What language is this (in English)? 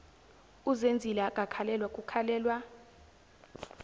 Zulu